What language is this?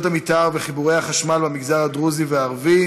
Hebrew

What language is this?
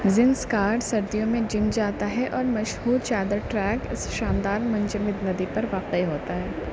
Urdu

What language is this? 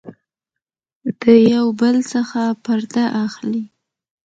Pashto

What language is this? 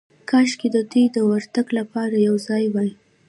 Pashto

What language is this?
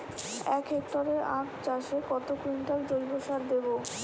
Bangla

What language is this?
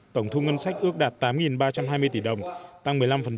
Vietnamese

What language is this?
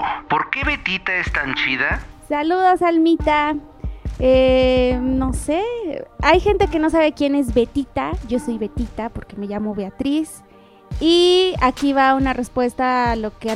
Spanish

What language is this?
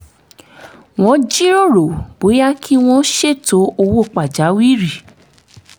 Yoruba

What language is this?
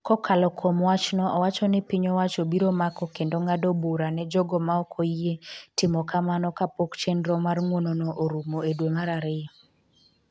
Luo (Kenya and Tanzania)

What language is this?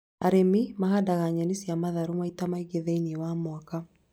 Kikuyu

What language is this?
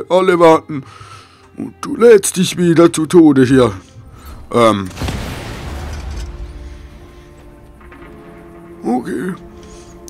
German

